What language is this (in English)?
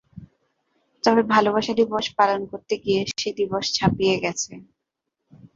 Bangla